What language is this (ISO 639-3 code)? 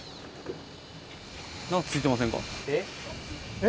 jpn